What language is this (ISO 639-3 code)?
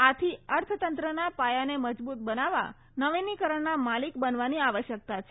guj